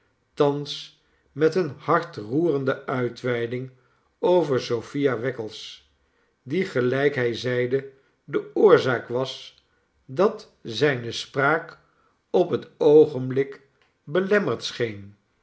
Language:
Dutch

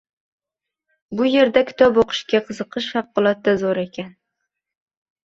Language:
Uzbek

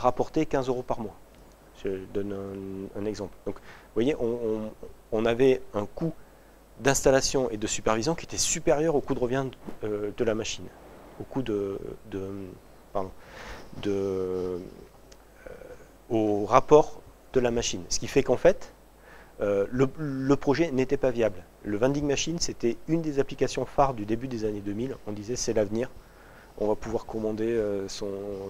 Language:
French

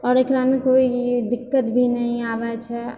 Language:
Maithili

